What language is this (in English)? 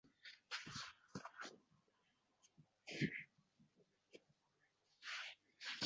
Uzbek